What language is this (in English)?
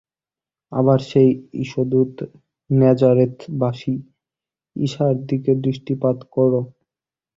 Bangla